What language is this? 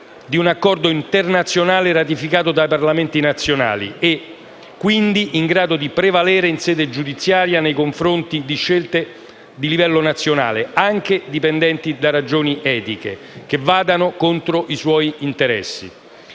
Italian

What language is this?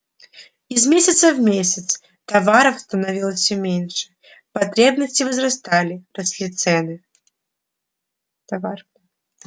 Russian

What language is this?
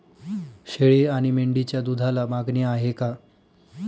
Marathi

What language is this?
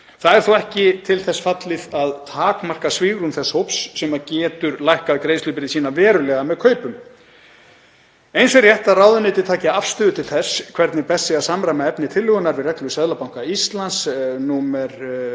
Icelandic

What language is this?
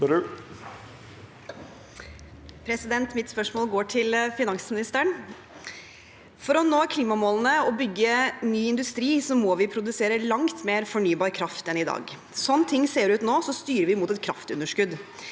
Norwegian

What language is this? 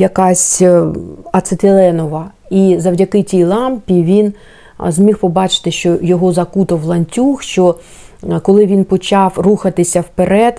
Ukrainian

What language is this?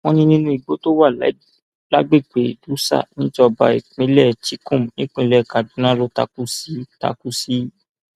Yoruba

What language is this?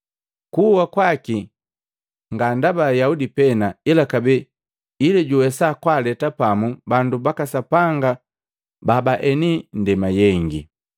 Matengo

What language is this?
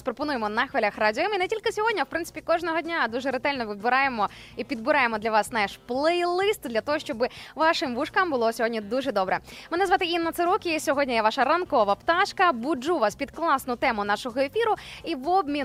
Ukrainian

